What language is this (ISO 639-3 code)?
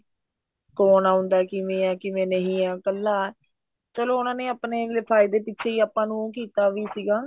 pan